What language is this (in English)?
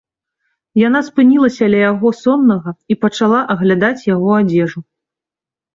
Belarusian